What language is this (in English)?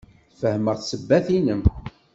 Kabyle